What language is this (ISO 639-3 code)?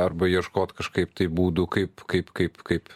lit